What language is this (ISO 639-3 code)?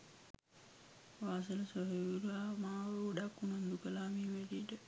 sin